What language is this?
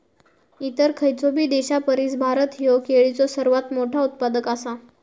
Marathi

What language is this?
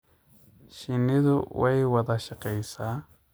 Somali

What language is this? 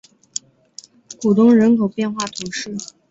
Chinese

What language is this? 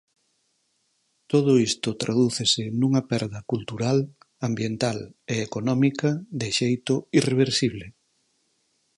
Galician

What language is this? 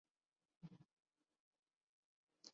Urdu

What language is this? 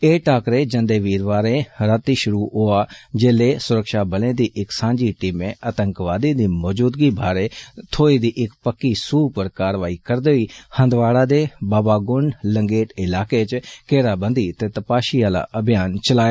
Dogri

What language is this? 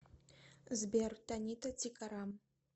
Russian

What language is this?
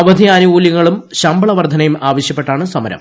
Malayalam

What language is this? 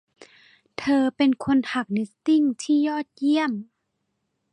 Thai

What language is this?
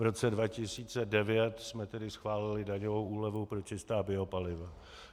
Czech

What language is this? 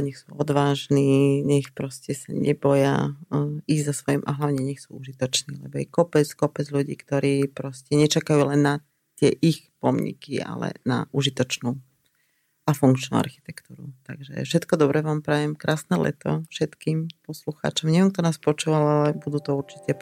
Slovak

